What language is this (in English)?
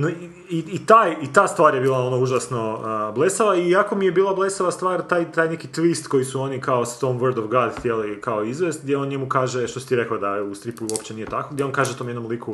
Croatian